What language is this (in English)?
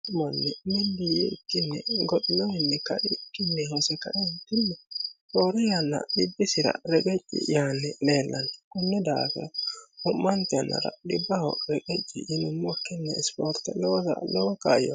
Sidamo